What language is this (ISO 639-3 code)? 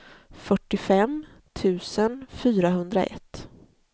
swe